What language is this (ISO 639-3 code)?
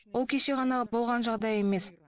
kaz